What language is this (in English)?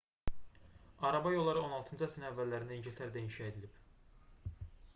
Azerbaijani